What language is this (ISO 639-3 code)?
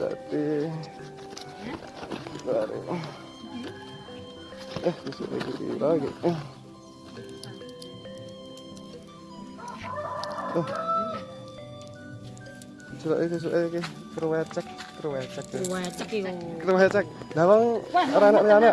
ind